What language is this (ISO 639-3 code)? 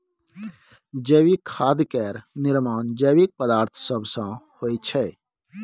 mai